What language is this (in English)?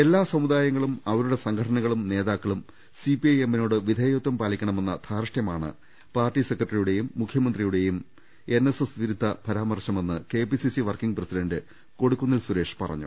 Malayalam